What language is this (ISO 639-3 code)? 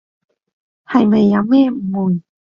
yue